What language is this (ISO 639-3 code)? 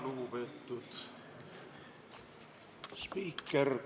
est